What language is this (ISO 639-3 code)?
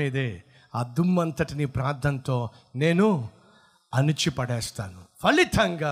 tel